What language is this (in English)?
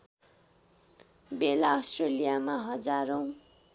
Nepali